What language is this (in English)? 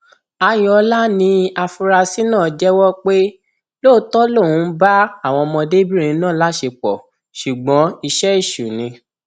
Yoruba